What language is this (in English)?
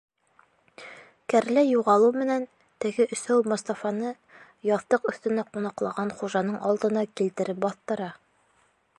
Bashkir